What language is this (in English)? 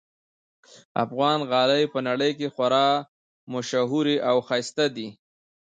Pashto